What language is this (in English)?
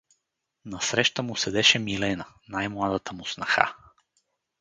Bulgarian